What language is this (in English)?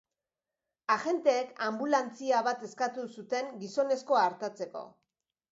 Basque